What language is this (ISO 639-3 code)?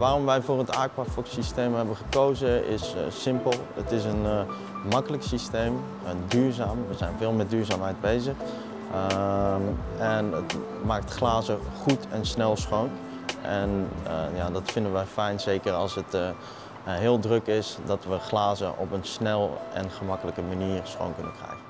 nld